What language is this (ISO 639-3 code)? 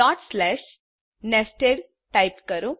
guj